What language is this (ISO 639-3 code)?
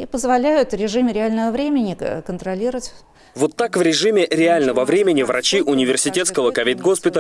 rus